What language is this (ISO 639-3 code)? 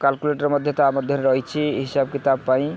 ori